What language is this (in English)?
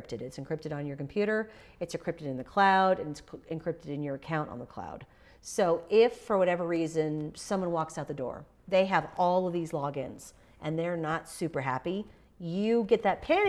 English